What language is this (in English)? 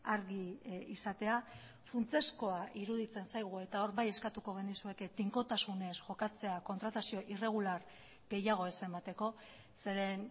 Basque